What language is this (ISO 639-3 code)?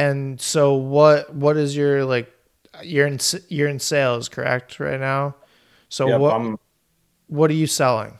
eng